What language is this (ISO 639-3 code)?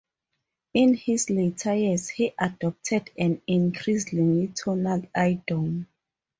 eng